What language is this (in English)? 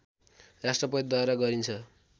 Nepali